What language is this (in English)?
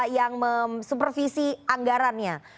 Indonesian